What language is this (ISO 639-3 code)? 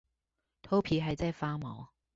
zho